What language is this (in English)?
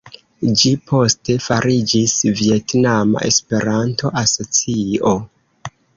Esperanto